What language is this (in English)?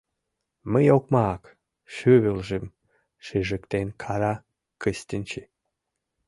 Mari